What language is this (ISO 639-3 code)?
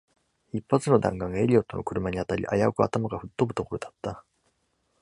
jpn